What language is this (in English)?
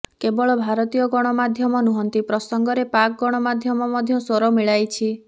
Odia